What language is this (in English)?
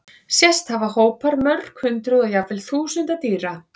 Icelandic